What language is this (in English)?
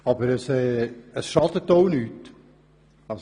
Swiss German